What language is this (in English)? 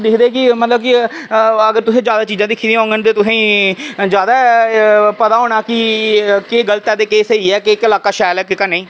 Dogri